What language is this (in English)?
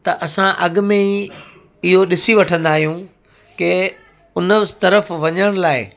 Sindhi